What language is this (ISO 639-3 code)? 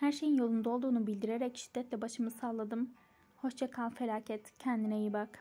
tur